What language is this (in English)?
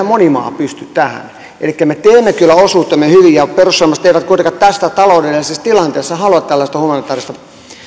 Finnish